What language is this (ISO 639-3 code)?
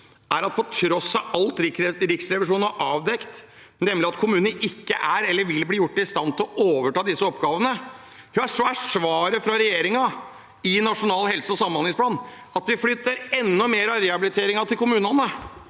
nor